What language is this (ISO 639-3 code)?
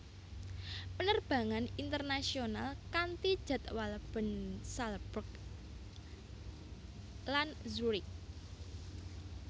jav